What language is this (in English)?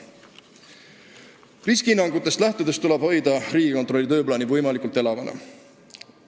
Estonian